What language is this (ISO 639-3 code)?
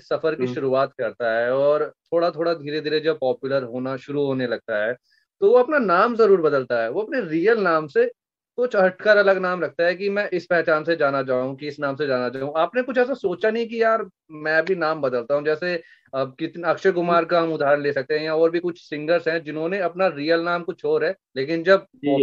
hin